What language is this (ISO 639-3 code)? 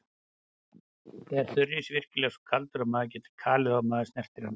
isl